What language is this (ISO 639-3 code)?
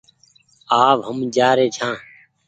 gig